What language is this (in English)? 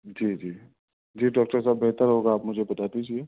Urdu